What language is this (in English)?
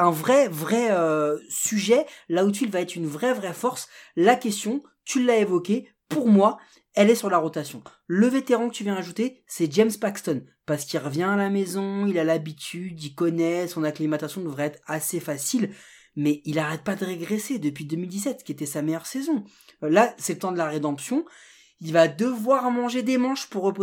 French